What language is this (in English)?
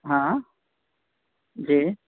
Urdu